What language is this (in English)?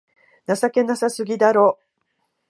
Japanese